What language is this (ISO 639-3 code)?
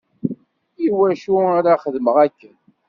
kab